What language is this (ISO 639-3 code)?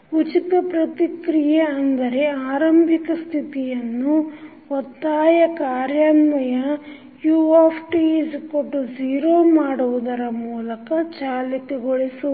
kan